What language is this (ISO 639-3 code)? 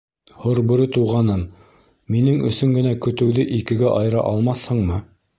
bak